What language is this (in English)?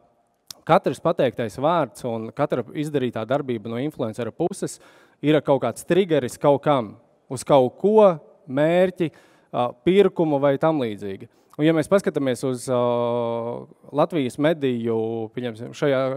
Latvian